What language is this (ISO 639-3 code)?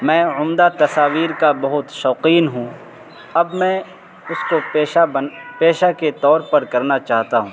urd